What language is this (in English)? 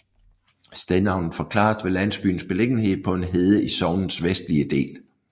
Danish